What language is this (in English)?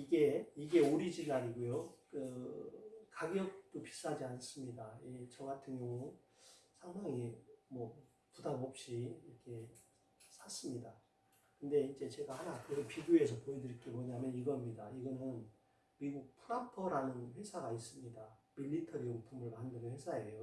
Korean